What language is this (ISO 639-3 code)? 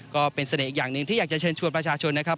tha